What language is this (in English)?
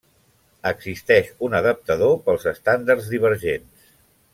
Catalan